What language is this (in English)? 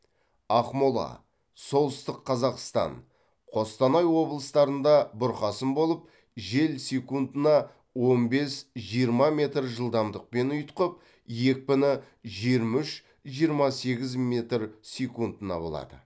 Kazakh